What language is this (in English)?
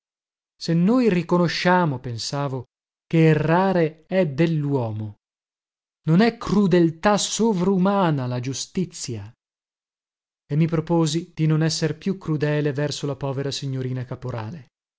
Italian